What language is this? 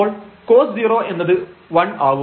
Malayalam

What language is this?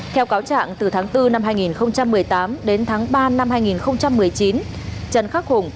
Vietnamese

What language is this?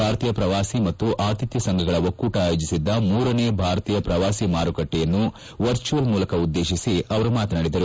Kannada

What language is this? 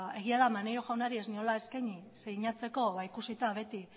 Basque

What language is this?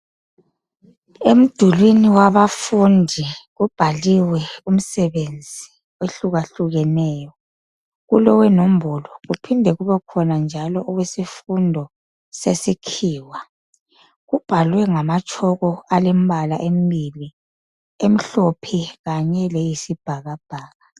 North Ndebele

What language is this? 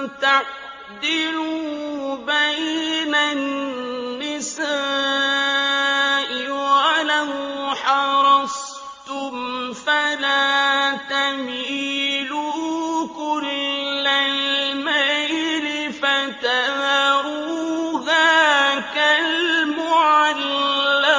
Arabic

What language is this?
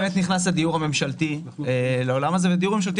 Hebrew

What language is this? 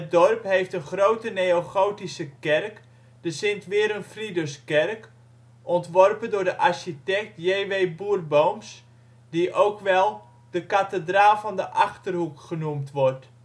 Dutch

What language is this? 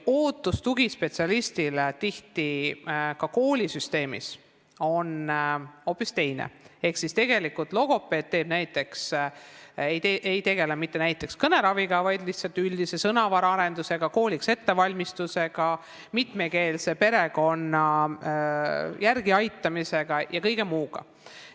Estonian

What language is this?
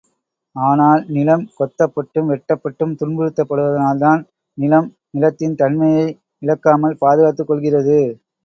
Tamil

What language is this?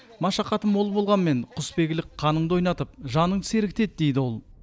Kazakh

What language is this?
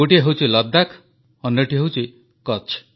Odia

